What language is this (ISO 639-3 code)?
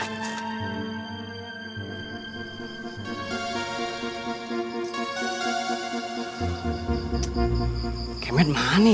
ind